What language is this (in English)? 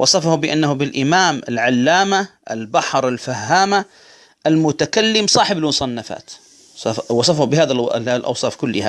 Arabic